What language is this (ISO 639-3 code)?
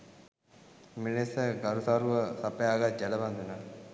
sin